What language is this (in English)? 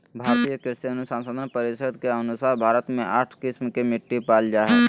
Magahi